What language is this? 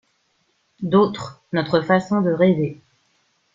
French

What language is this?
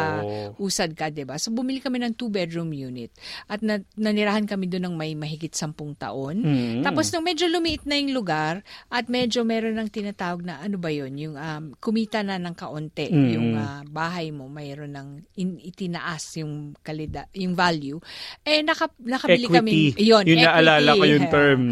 Filipino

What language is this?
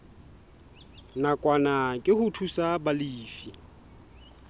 Southern Sotho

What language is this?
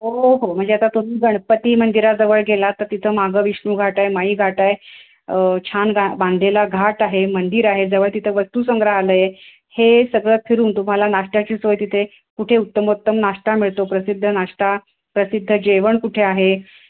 Marathi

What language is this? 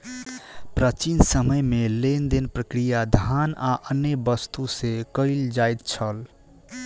Maithili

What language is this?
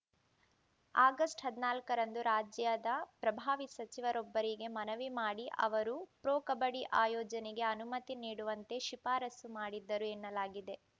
Kannada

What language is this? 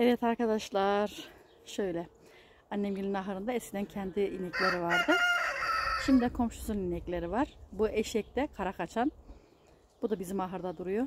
Turkish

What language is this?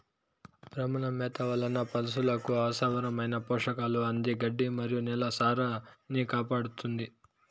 Telugu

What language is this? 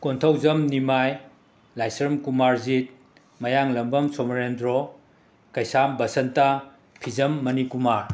Manipuri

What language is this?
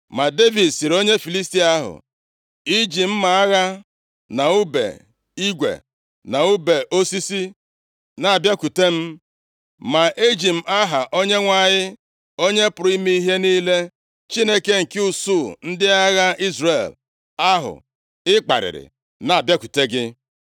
Igbo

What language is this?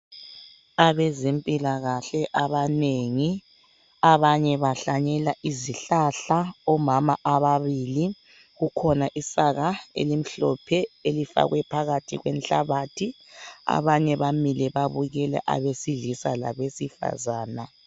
North Ndebele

